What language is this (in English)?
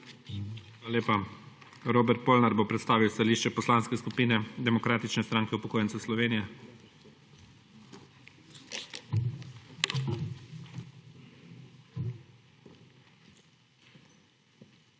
Slovenian